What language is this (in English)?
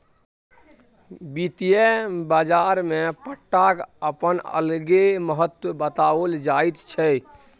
Maithili